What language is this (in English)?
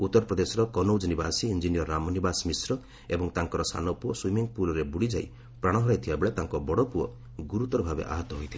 Odia